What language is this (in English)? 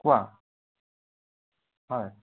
Assamese